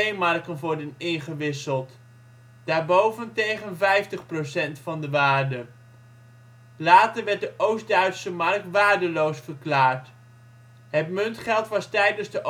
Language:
Dutch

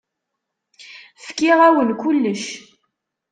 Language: Kabyle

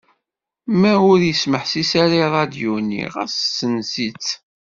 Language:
Kabyle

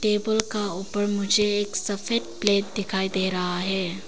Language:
Hindi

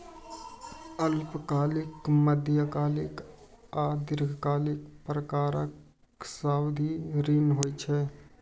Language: Maithili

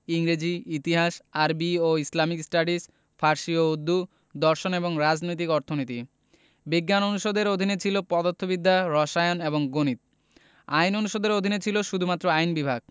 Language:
Bangla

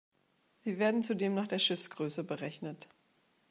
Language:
German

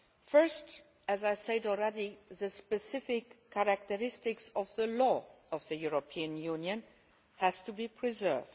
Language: English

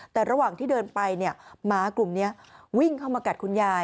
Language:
Thai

